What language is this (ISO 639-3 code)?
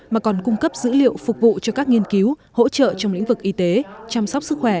vie